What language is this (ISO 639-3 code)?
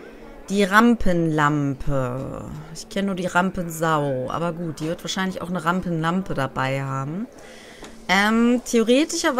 deu